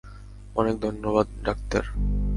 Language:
Bangla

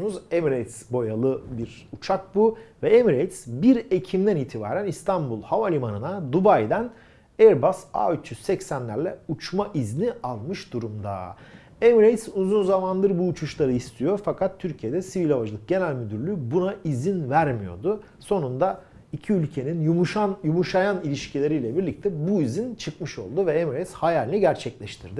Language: Turkish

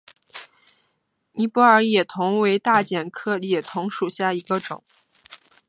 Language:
Chinese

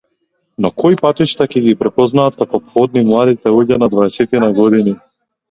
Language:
Macedonian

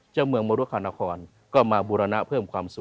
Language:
Thai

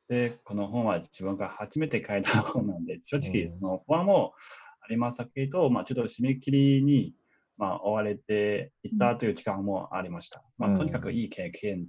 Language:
Japanese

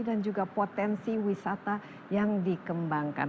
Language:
Indonesian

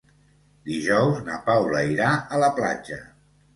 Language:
Catalan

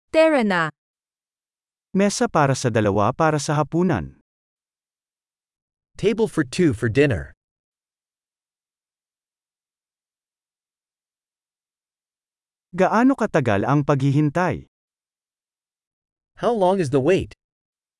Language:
Filipino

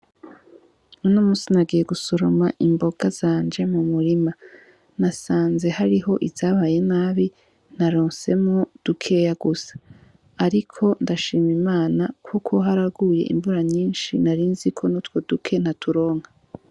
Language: Rundi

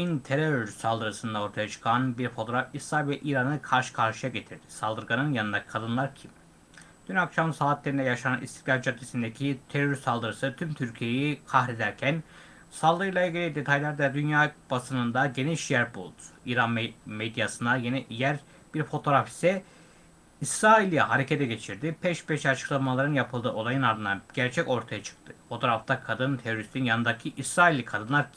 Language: Turkish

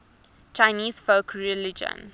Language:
English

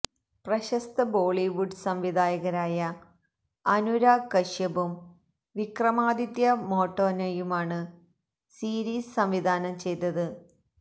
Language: Malayalam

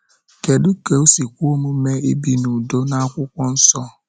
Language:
Igbo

